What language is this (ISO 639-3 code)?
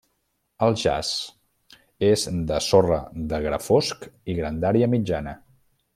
cat